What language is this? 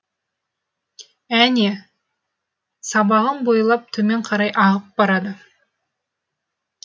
Kazakh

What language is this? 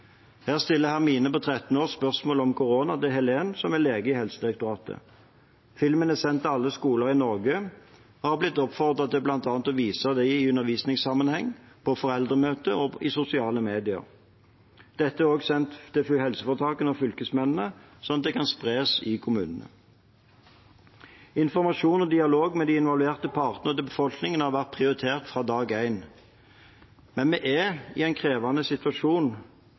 Norwegian Bokmål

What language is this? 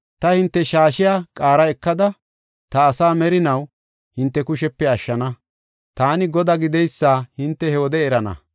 Gofa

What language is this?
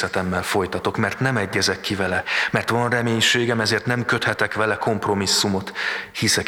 Hungarian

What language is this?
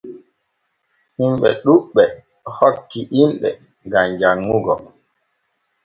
Borgu Fulfulde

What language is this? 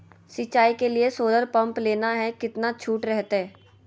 Magahi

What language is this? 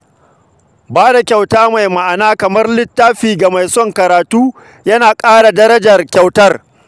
Hausa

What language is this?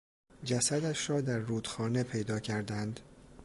Persian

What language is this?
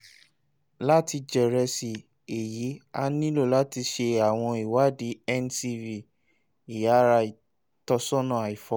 Yoruba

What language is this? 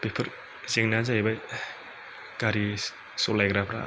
Bodo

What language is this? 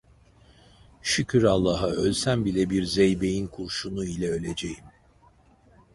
Turkish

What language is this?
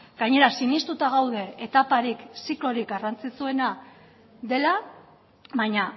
Basque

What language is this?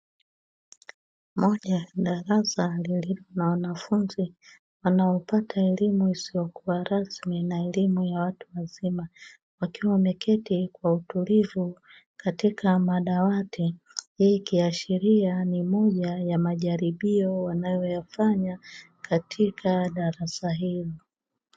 Swahili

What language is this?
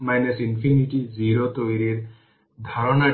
Bangla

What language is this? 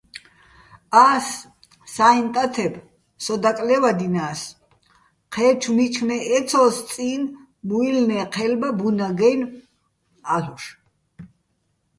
Bats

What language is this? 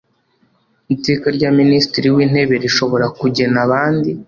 Kinyarwanda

